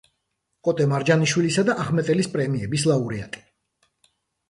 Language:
Georgian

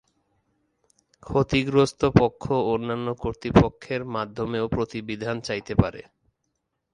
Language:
Bangla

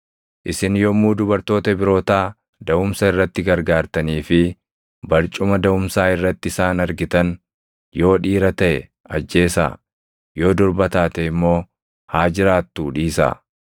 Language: Oromo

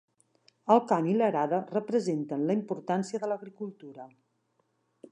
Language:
Catalan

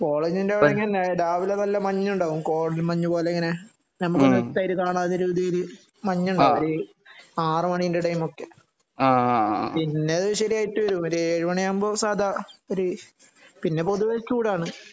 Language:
Malayalam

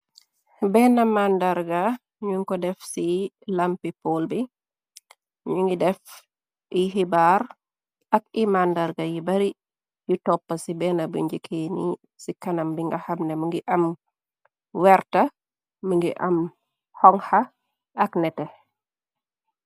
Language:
Wolof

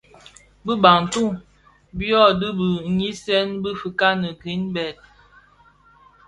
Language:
Bafia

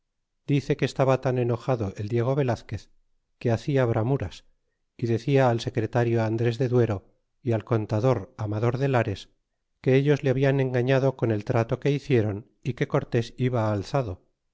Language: Spanish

